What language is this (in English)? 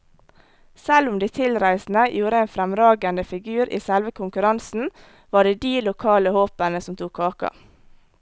Norwegian